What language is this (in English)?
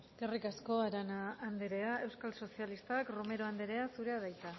Basque